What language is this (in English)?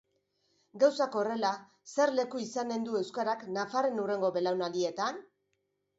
Basque